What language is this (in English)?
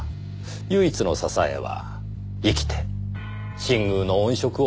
Japanese